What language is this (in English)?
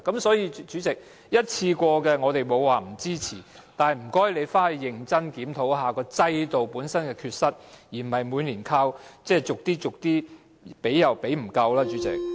Cantonese